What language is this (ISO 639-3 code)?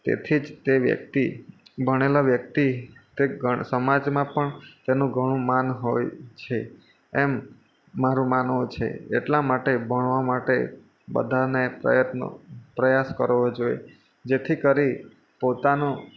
guj